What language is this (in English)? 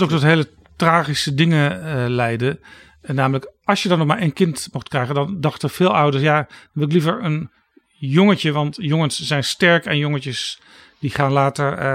Dutch